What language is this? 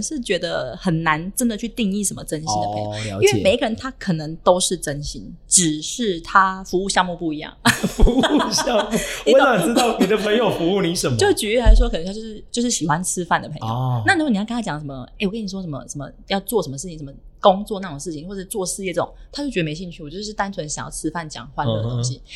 Chinese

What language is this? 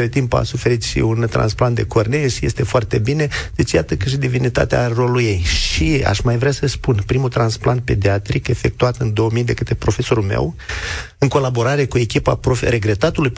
Romanian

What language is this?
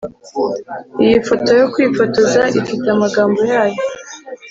Kinyarwanda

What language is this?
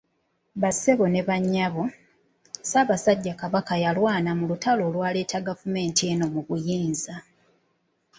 Ganda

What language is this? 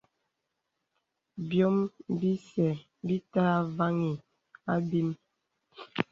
Bebele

